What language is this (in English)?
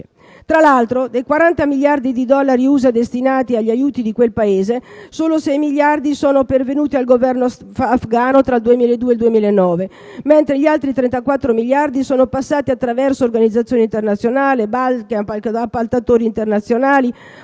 Italian